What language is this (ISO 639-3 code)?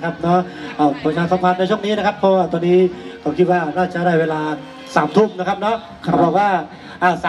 tha